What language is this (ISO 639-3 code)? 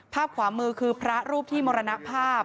tha